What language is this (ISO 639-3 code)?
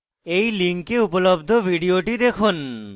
ben